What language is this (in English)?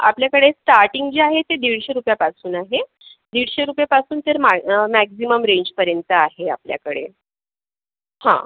Marathi